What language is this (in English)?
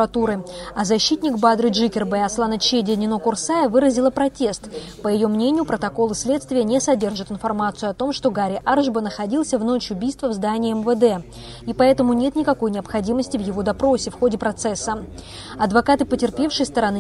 Russian